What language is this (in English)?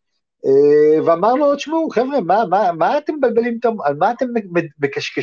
Hebrew